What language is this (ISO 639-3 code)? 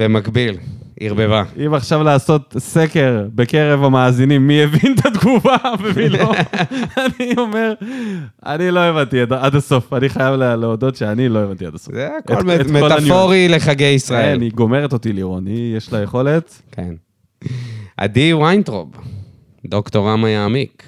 heb